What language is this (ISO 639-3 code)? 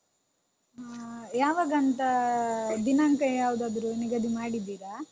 kan